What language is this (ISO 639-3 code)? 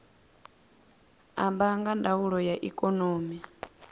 ven